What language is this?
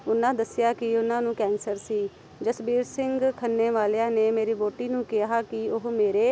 Punjabi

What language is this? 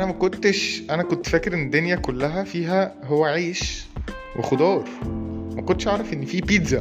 Arabic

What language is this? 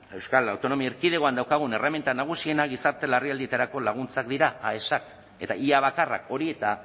Basque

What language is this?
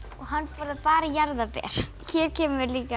Icelandic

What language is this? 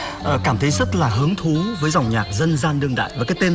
Vietnamese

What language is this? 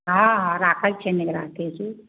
Maithili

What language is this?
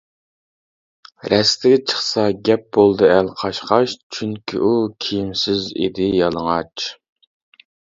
Uyghur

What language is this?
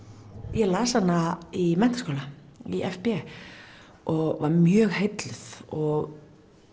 Icelandic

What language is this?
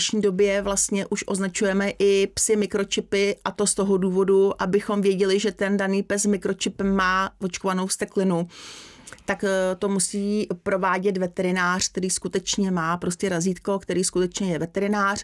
Czech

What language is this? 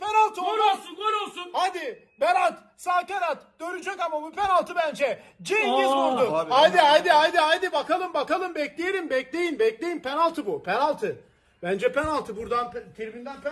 Turkish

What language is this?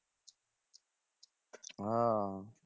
Bangla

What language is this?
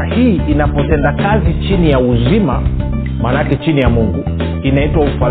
Swahili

